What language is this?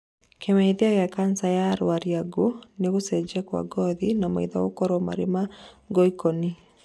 Kikuyu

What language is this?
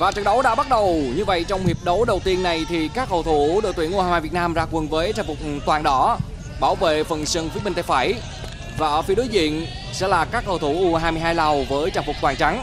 Vietnamese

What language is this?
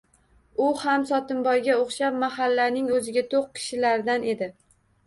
Uzbek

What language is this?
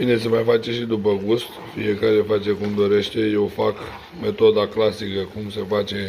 Romanian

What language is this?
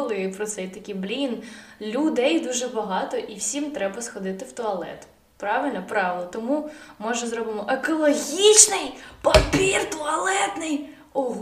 Ukrainian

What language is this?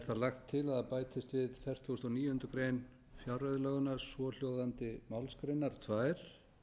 Icelandic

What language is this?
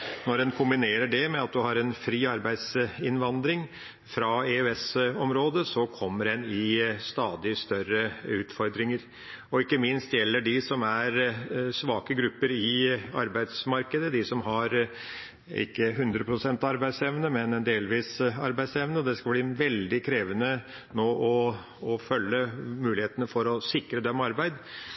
Norwegian Bokmål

